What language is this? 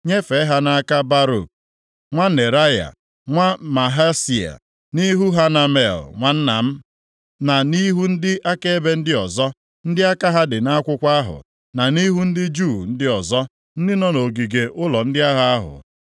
Igbo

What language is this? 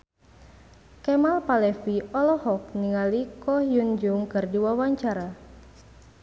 Sundanese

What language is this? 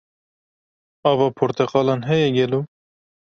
Kurdish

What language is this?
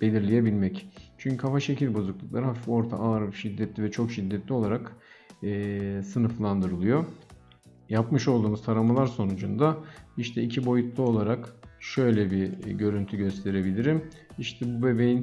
Turkish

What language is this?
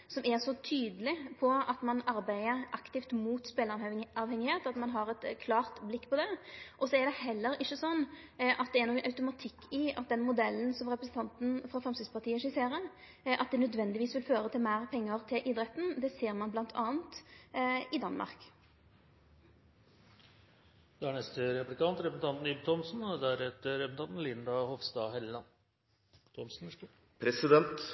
Norwegian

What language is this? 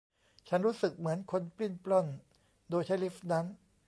Thai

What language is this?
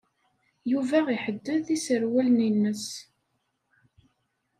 Kabyle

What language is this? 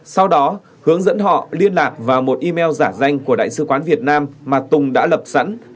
Vietnamese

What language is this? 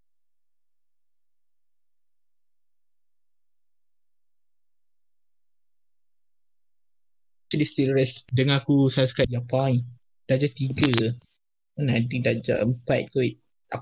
Malay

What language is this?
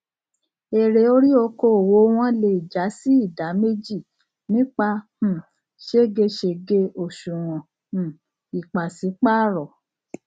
Yoruba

